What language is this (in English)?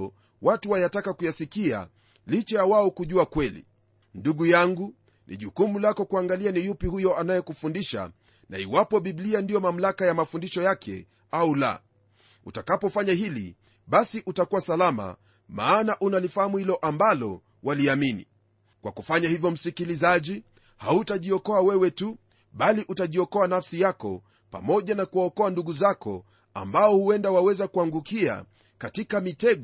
Swahili